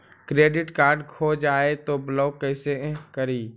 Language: Magahi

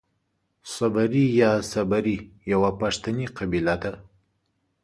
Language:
Pashto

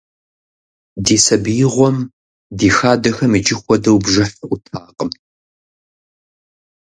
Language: Kabardian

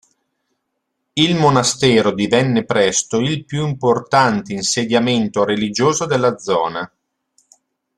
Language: Italian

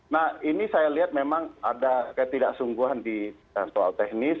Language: Indonesian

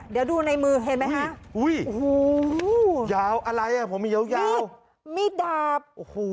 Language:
Thai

